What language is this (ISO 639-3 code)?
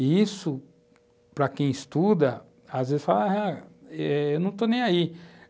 por